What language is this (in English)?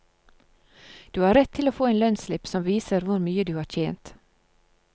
Norwegian